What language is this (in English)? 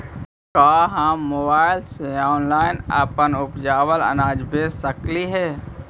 Magahi